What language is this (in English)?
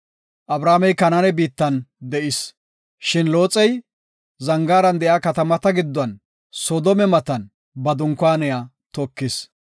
Gofa